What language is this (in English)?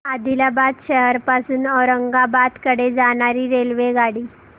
Marathi